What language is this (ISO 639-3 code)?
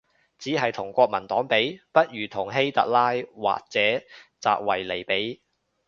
yue